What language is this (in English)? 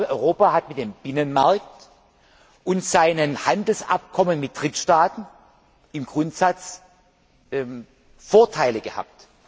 German